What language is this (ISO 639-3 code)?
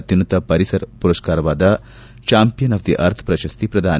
kan